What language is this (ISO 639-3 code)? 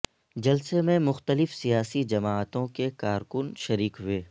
urd